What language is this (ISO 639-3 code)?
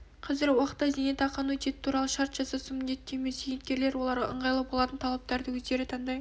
kaz